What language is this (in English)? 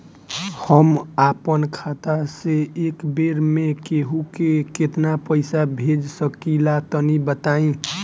Bhojpuri